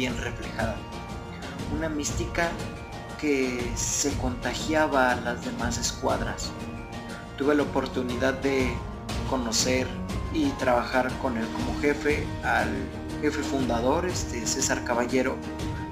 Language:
Spanish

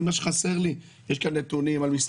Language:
Hebrew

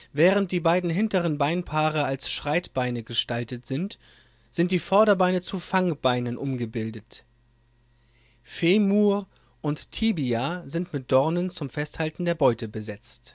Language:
German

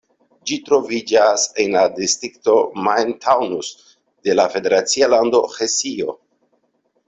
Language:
Esperanto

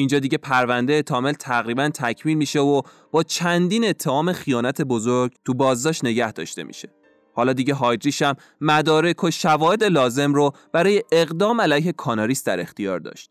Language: Persian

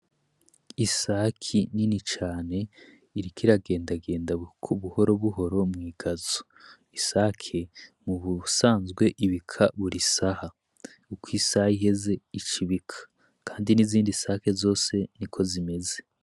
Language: Rundi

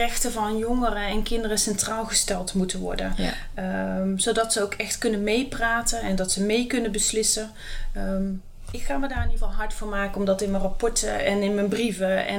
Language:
Dutch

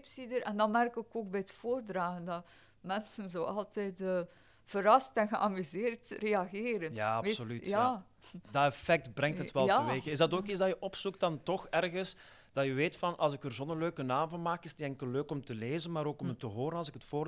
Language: Dutch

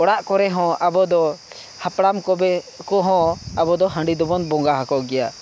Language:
Santali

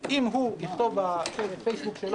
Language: Hebrew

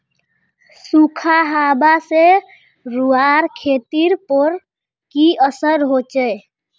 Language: Magahi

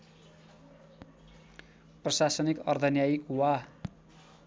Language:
Nepali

